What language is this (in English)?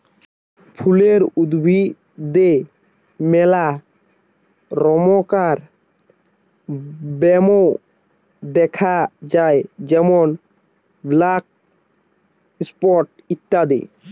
Bangla